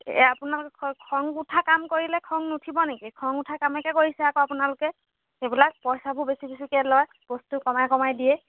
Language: Assamese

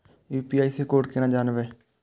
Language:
Maithili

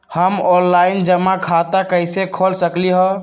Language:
Magahi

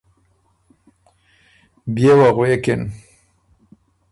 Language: Ormuri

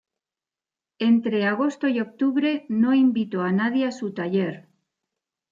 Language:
Spanish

